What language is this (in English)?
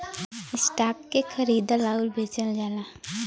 Bhojpuri